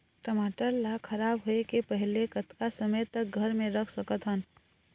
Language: Chhattisgarhi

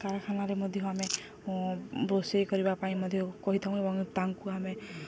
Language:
Odia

